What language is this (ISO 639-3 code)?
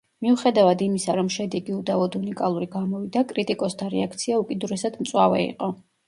kat